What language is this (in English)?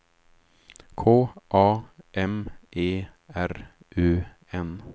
Swedish